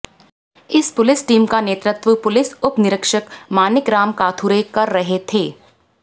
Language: Hindi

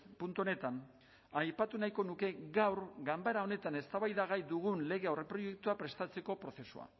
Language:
Basque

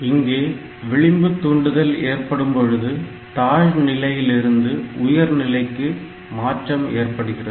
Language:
Tamil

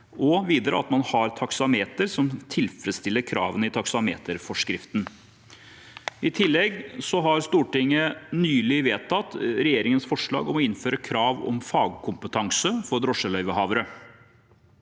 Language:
Norwegian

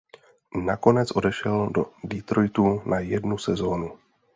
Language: Czech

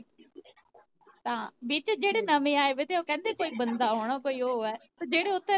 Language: Punjabi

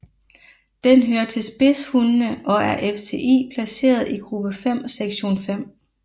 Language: Danish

